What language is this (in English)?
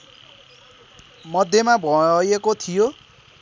Nepali